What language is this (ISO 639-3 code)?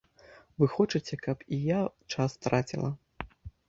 bel